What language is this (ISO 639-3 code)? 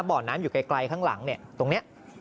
tha